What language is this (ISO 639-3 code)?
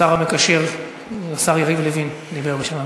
heb